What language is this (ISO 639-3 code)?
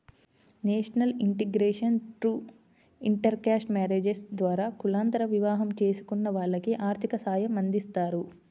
tel